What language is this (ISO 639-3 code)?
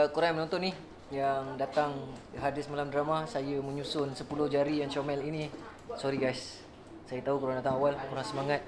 msa